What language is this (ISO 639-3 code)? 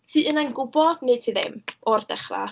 cym